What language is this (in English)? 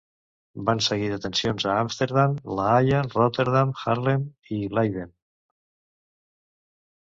Catalan